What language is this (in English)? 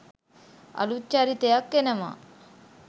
Sinhala